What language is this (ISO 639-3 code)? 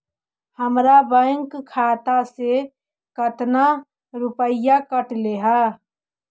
mag